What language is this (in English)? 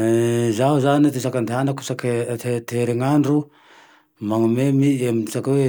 Tandroy-Mahafaly Malagasy